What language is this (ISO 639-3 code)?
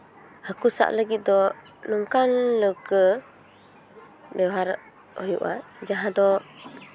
sat